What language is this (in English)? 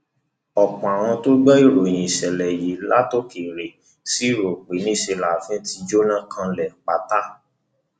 Yoruba